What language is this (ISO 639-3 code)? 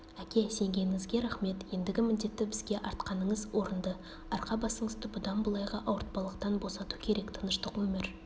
kaz